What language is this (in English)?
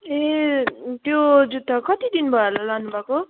Nepali